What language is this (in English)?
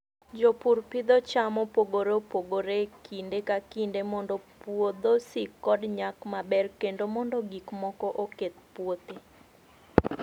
Luo (Kenya and Tanzania)